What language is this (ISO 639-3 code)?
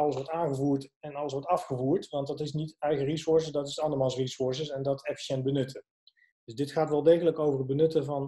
nld